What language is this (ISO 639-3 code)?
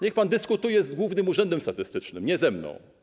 pol